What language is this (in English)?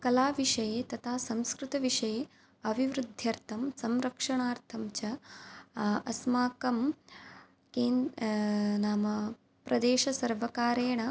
Sanskrit